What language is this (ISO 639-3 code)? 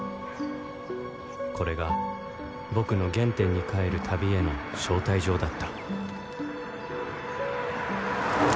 jpn